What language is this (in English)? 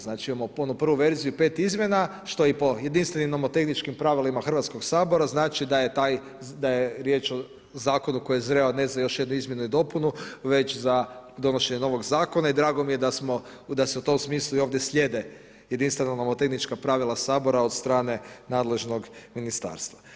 Croatian